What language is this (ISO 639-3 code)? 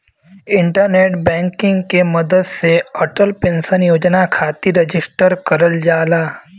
bho